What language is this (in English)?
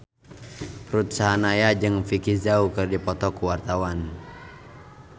Sundanese